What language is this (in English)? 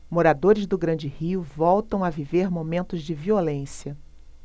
Portuguese